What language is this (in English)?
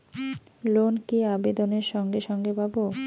Bangla